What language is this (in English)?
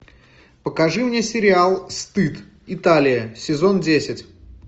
Russian